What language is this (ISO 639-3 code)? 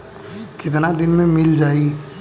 bho